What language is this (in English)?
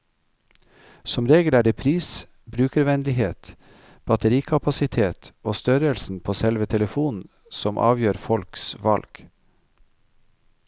Norwegian